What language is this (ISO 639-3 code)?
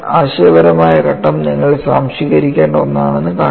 mal